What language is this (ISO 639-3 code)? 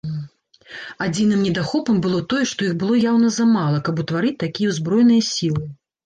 bel